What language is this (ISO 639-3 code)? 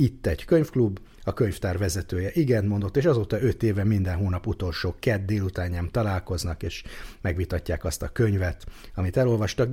hun